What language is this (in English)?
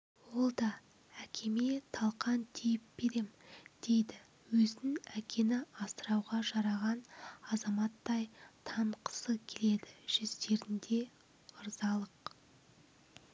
Kazakh